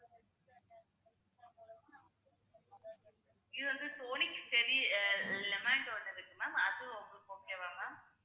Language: Tamil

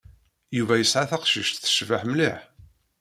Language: Kabyle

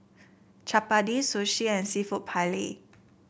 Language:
English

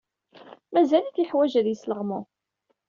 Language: Kabyle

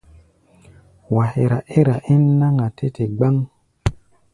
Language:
Gbaya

